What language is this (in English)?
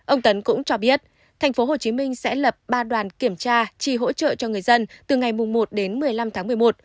Vietnamese